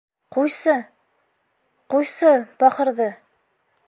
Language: Bashkir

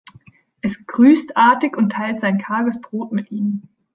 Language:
German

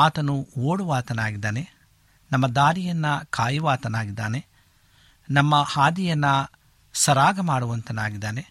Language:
Kannada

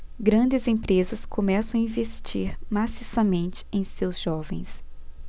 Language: Portuguese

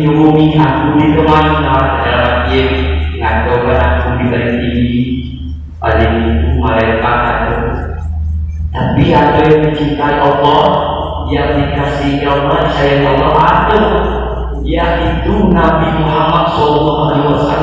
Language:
Indonesian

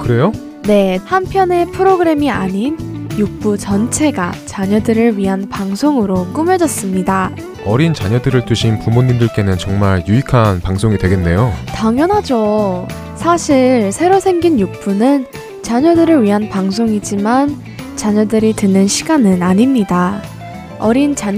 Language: Korean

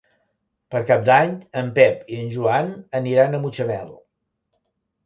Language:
Catalan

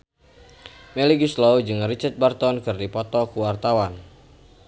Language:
Sundanese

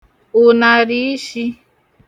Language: Igbo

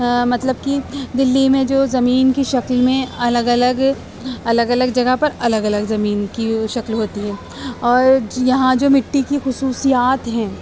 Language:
Urdu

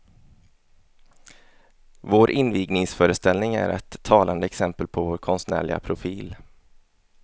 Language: Swedish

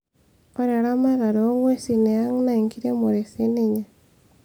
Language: Masai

